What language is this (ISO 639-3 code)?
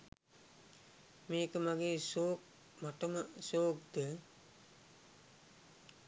sin